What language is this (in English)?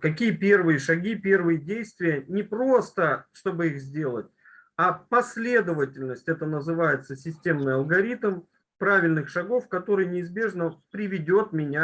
Russian